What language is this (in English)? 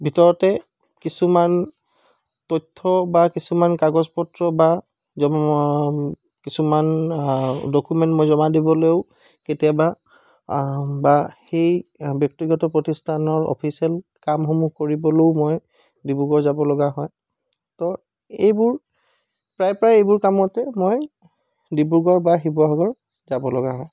Assamese